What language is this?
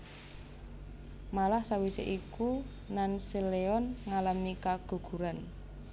Javanese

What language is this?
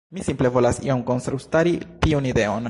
Esperanto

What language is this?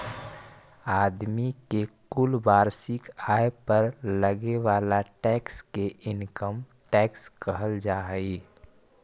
Magahi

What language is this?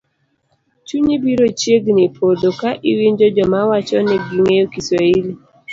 Luo (Kenya and Tanzania)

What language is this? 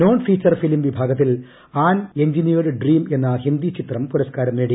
Malayalam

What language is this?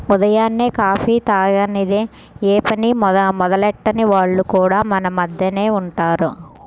Telugu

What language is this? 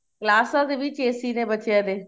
Punjabi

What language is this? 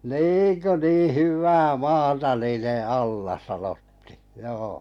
Finnish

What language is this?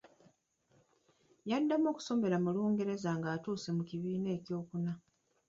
Ganda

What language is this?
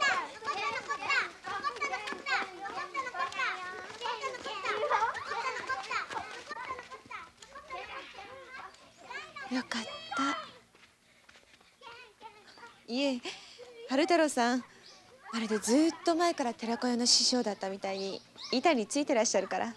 Japanese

